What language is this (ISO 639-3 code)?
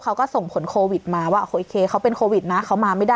tha